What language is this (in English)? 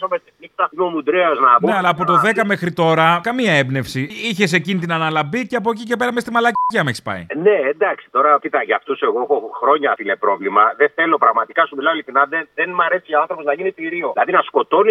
Greek